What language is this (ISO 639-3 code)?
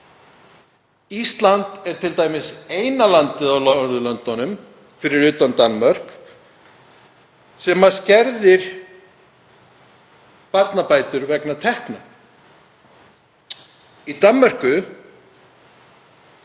isl